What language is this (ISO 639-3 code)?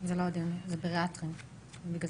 heb